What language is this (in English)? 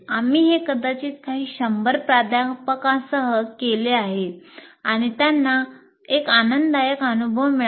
Marathi